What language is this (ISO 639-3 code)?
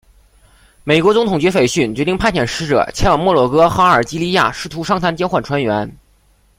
zho